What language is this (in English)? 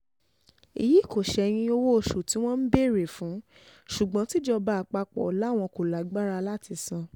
Yoruba